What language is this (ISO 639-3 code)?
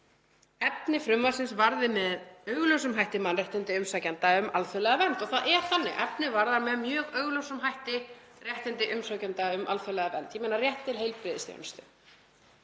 isl